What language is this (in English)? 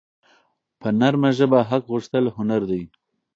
Pashto